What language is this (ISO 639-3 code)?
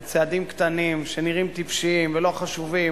heb